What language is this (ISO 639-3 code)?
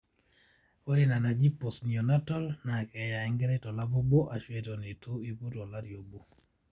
mas